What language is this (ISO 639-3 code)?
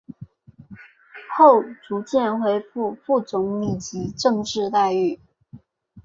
zho